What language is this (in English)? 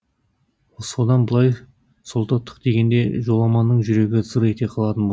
Kazakh